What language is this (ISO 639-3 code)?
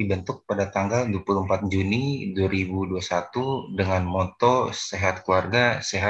ind